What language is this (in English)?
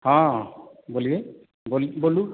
Maithili